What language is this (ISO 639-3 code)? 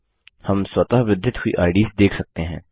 hin